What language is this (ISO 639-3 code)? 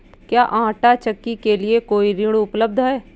hin